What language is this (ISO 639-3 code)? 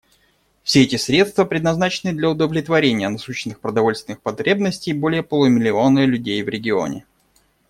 rus